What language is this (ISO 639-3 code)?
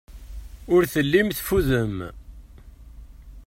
kab